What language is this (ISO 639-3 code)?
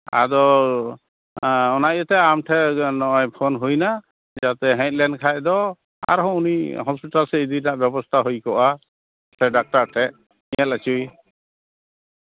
sat